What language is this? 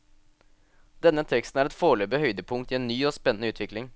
Norwegian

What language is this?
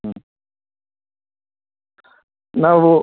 Kannada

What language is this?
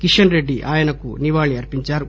Telugu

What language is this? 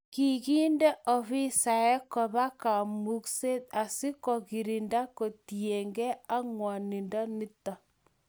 Kalenjin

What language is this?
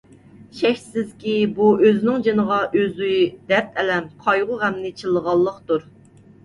Uyghur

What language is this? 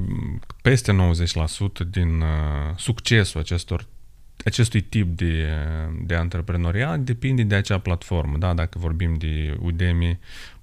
Romanian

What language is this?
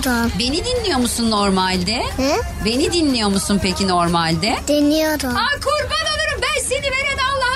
Turkish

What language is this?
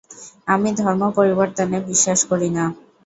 Bangla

